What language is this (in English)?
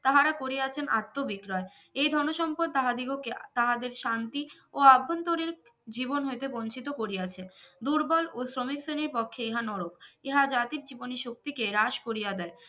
Bangla